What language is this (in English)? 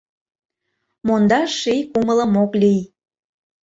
Mari